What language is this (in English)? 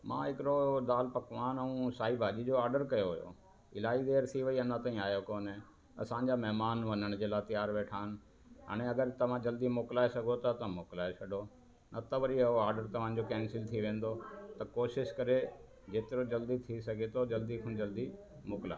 Sindhi